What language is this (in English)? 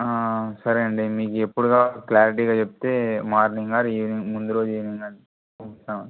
Telugu